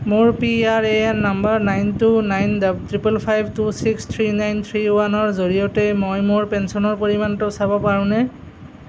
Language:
Assamese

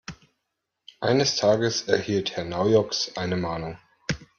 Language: German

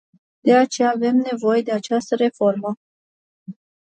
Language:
Romanian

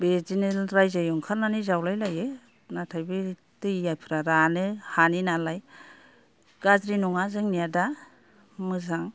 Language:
Bodo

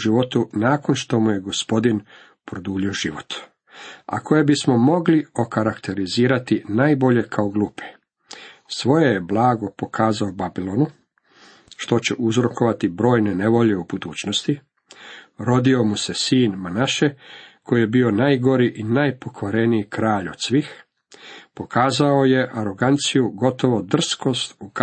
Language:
Croatian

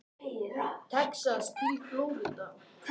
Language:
Icelandic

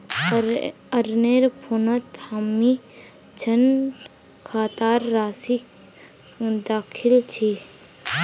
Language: Magahi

